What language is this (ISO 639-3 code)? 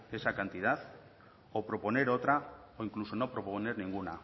spa